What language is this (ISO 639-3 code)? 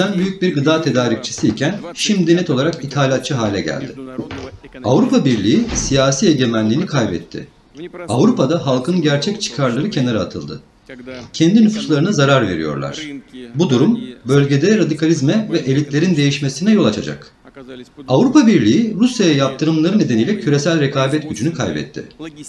tur